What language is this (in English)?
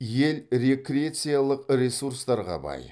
Kazakh